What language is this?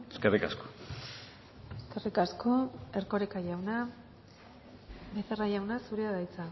Basque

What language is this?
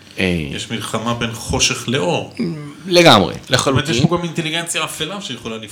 Hebrew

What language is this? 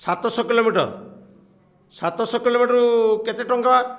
Odia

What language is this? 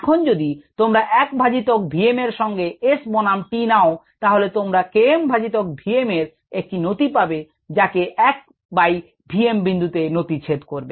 Bangla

